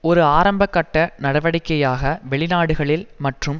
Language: Tamil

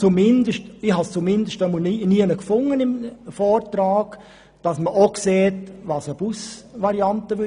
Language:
Swiss German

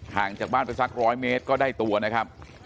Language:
Thai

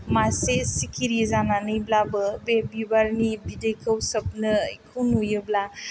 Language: Bodo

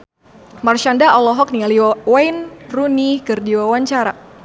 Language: Sundanese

